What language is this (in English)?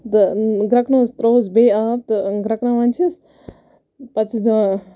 Kashmiri